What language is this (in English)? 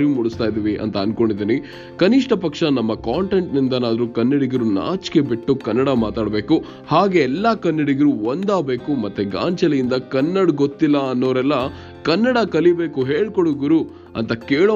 Kannada